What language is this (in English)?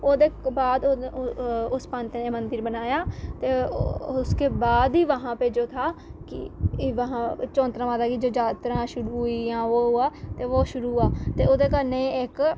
Dogri